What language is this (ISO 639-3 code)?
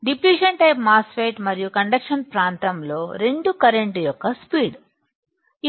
tel